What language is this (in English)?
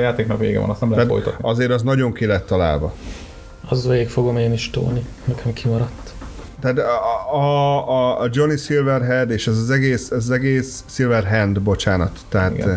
Hungarian